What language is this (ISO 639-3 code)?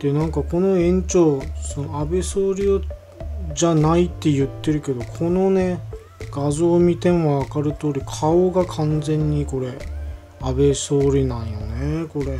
jpn